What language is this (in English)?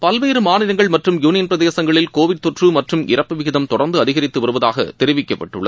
Tamil